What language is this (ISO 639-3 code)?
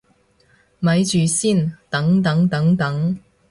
yue